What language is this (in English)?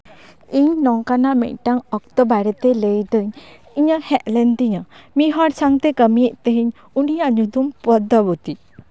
Santali